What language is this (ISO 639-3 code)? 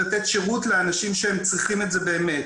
heb